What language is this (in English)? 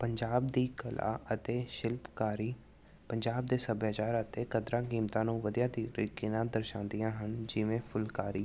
Punjabi